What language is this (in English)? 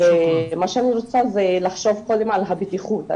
Hebrew